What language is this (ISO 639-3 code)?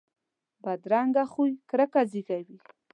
pus